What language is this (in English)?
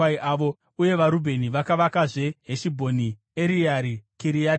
Shona